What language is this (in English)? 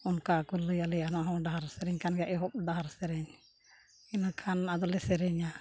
Santali